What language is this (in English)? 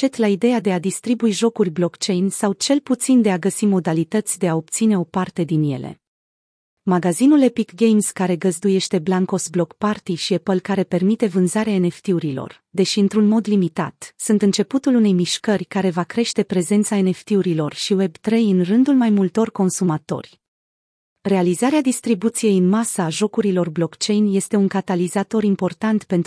Romanian